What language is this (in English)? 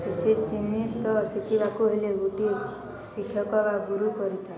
Odia